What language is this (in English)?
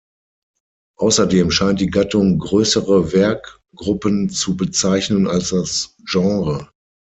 German